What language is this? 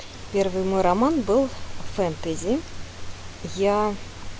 Russian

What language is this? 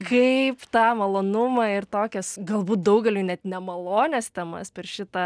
Lithuanian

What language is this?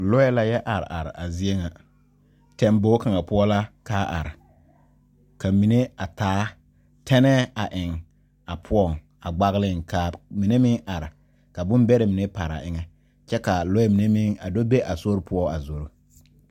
Southern Dagaare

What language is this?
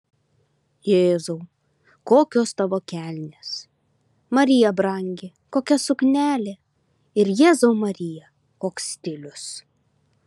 Lithuanian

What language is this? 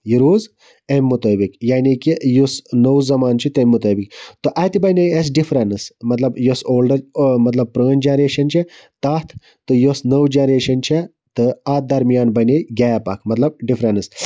Kashmiri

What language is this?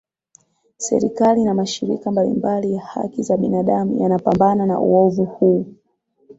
Swahili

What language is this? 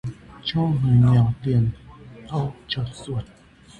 Vietnamese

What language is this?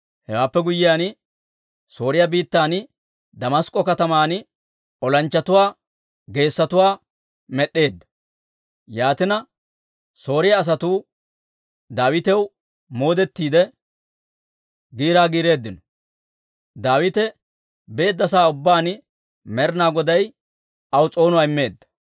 Dawro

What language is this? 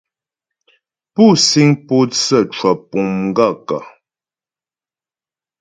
Ghomala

